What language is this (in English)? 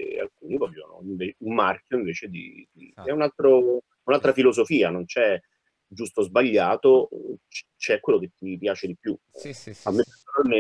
Italian